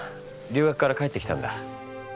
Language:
Japanese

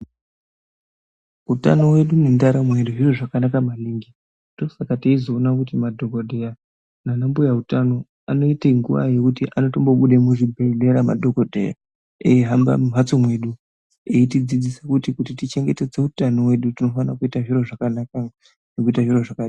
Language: Ndau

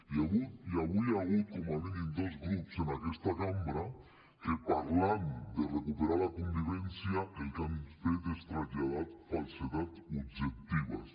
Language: Catalan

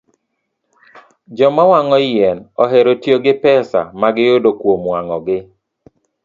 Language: Luo (Kenya and Tanzania)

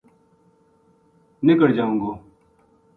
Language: Gujari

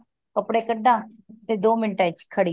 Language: Punjabi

